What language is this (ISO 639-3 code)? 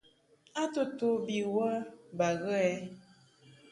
mhk